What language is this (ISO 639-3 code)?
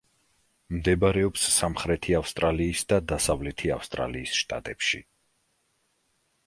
kat